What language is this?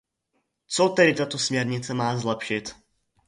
Czech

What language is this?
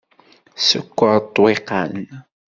Kabyle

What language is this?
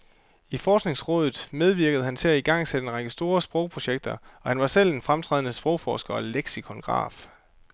Danish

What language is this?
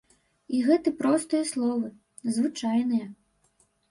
Belarusian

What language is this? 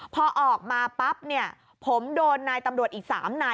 Thai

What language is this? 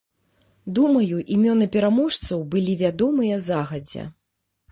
Belarusian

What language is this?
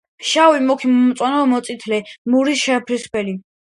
Georgian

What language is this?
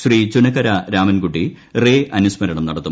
Malayalam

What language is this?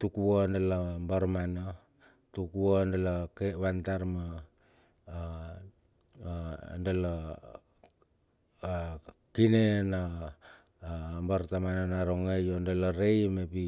Bilur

